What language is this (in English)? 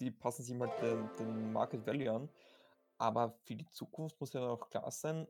German